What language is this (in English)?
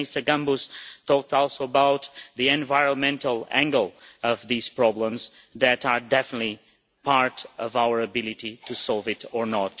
English